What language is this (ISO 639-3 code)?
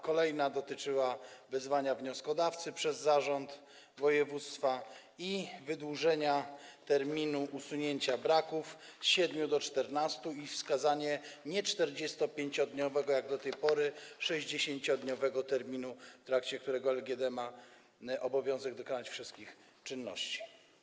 pol